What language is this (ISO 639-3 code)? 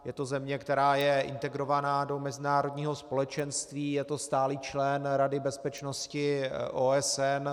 ces